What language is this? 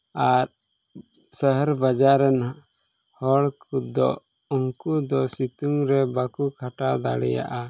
Santali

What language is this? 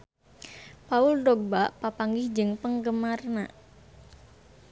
Sundanese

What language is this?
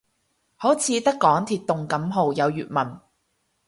Cantonese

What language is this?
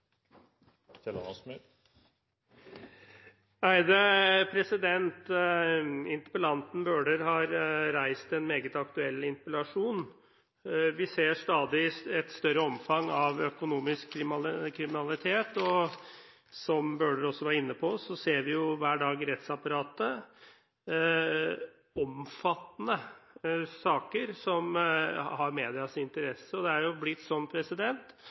Norwegian Bokmål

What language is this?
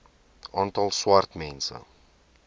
Afrikaans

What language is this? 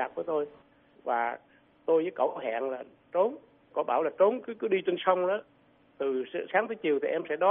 Vietnamese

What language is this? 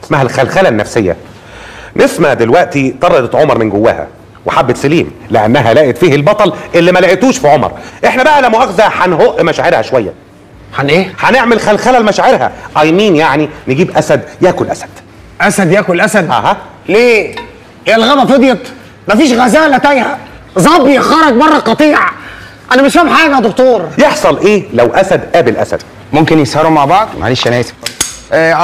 Arabic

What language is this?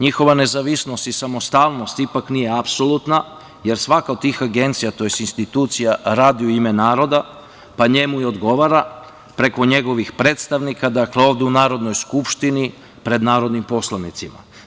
Serbian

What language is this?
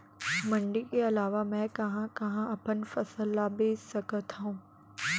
Chhattisgarhi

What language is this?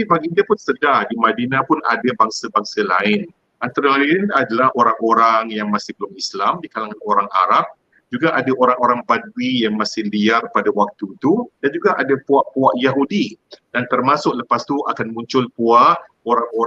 Malay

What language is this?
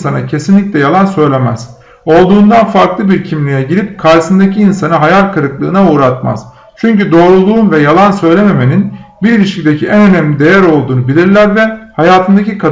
Turkish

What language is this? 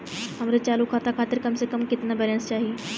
Bhojpuri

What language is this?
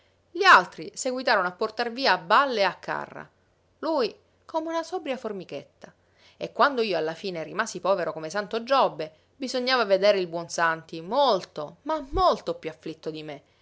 Italian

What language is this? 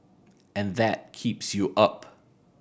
English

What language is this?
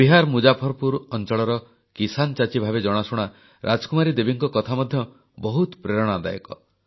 Odia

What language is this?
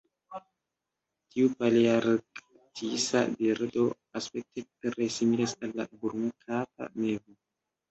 Esperanto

